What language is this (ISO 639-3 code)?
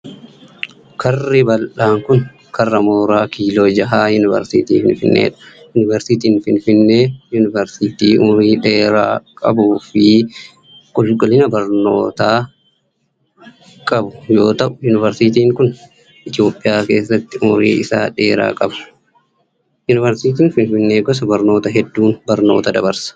orm